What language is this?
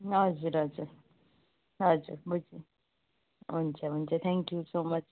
Nepali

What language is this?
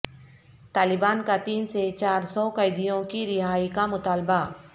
Urdu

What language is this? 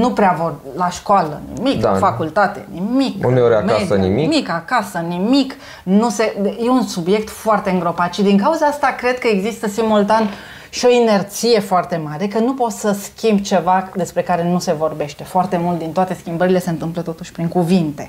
Romanian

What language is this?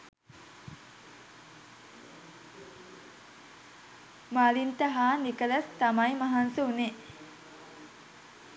Sinhala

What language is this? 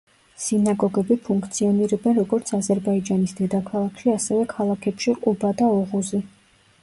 Georgian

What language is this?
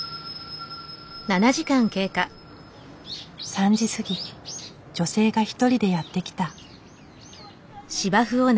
Japanese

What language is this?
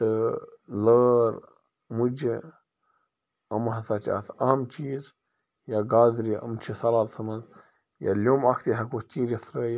Kashmiri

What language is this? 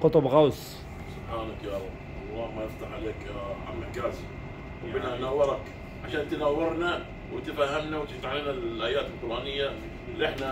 Arabic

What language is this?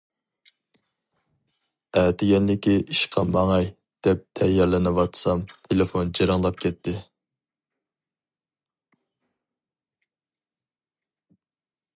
Uyghur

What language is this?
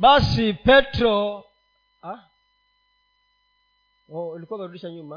Swahili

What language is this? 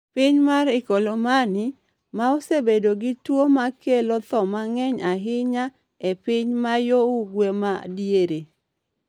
Luo (Kenya and Tanzania)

